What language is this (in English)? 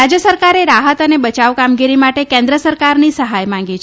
Gujarati